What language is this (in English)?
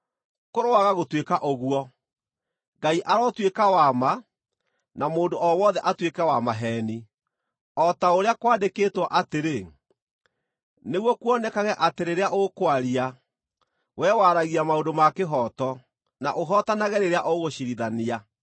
Kikuyu